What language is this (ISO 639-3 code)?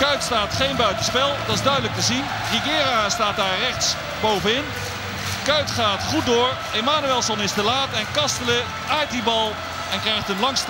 nld